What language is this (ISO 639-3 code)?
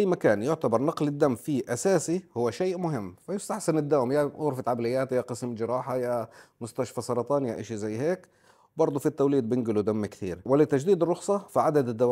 ara